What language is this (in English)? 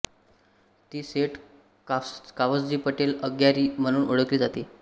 Marathi